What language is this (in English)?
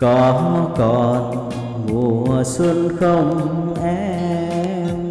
Vietnamese